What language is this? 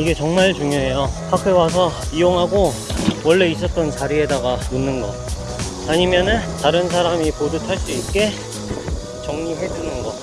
Korean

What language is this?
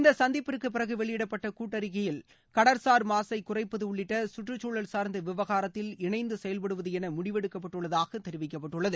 Tamil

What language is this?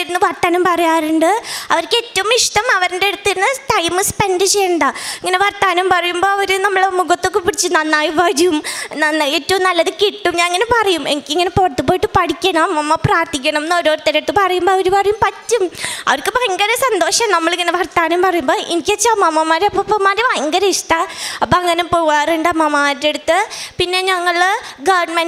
Malayalam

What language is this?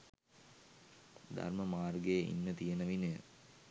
Sinhala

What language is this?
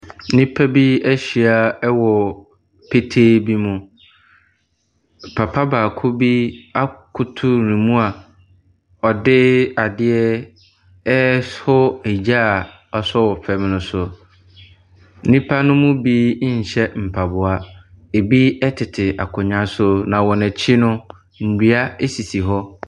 Akan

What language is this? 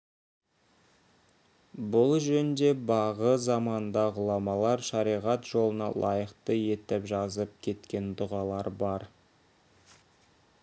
Kazakh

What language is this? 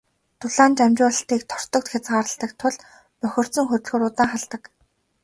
Mongolian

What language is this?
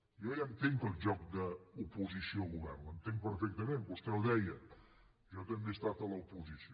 Catalan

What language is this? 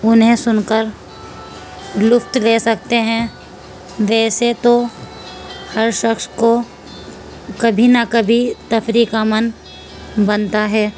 Urdu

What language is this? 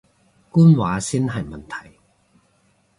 Cantonese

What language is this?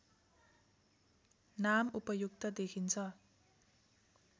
Nepali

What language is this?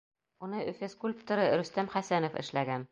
Bashkir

